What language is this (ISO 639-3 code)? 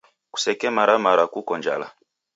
dav